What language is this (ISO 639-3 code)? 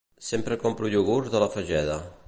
cat